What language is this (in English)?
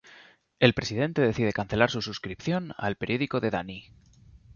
Spanish